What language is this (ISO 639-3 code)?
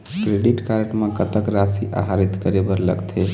hne